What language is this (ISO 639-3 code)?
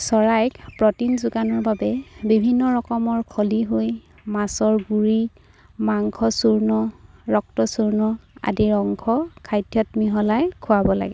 asm